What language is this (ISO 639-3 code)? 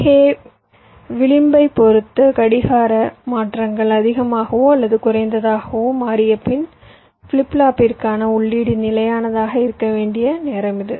tam